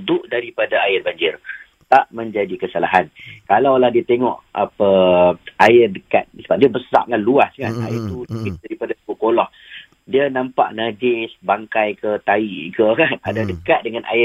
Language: Malay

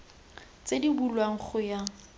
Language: Tswana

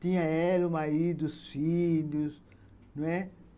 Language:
Portuguese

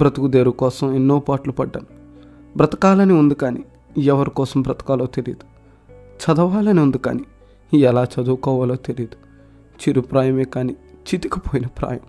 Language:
Telugu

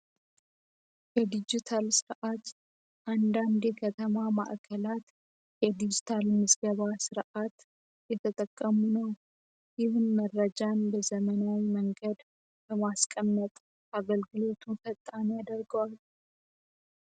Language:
Amharic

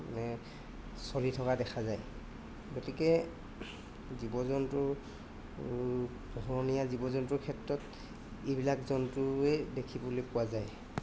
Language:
Assamese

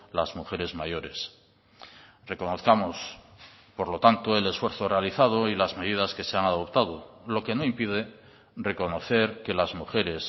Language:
Spanish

